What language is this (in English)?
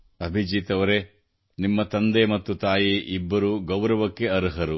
Kannada